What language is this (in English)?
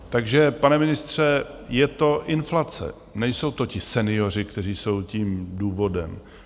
Czech